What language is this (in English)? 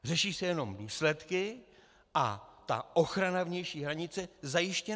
Czech